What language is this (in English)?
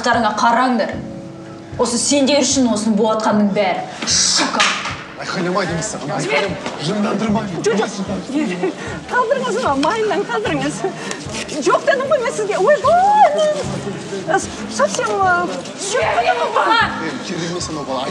Russian